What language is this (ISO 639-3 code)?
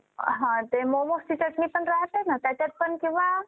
mar